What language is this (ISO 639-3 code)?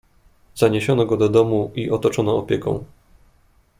pol